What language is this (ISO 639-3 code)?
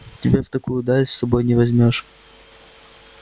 rus